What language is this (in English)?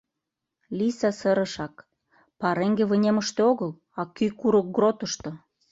Mari